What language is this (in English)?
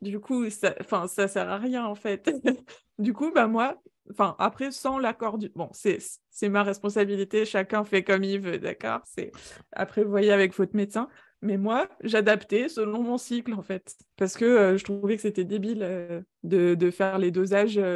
French